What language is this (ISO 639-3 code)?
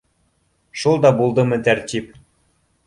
bak